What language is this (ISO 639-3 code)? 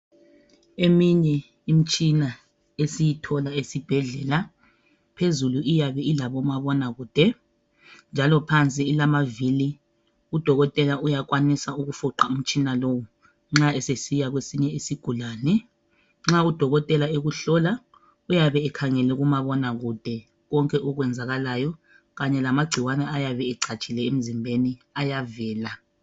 nde